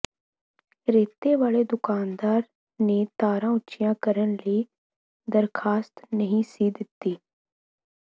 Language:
Punjabi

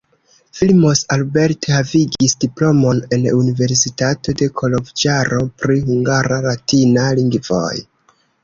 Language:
Esperanto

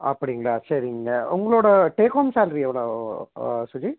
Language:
Tamil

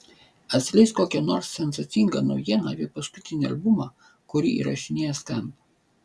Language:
Lithuanian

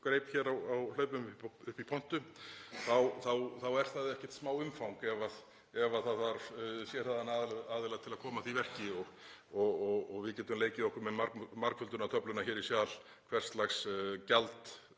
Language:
Icelandic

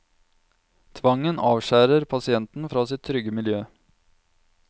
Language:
Norwegian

